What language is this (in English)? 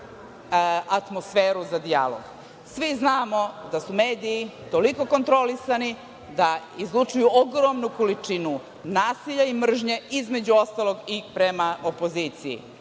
Serbian